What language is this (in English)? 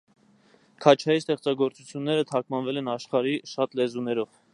Armenian